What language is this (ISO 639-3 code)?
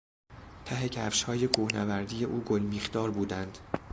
fas